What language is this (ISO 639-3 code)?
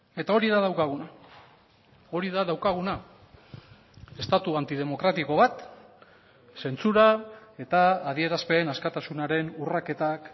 eus